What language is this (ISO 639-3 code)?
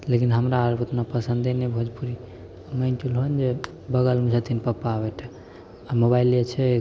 mai